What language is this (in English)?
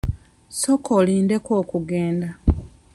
Ganda